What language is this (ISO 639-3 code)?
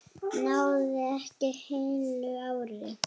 isl